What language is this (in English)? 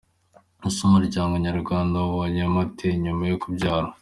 Kinyarwanda